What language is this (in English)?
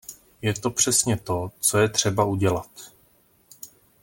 Czech